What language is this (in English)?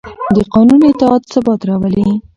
Pashto